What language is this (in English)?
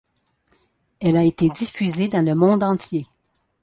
French